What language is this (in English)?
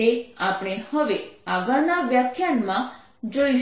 Gujarati